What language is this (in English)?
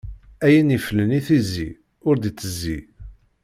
Kabyle